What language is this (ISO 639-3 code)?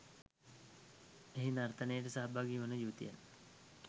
sin